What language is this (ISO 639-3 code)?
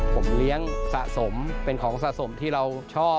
tha